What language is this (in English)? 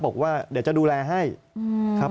Thai